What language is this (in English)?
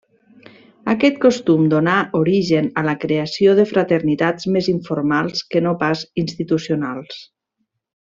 Catalan